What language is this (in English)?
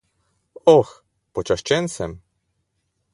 Slovenian